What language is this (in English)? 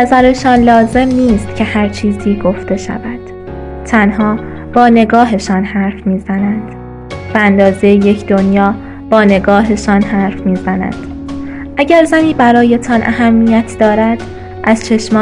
Persian